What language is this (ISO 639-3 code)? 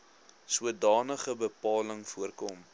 afr